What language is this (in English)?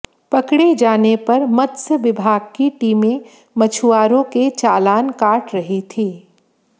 Hindi